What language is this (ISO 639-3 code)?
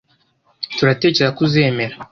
kin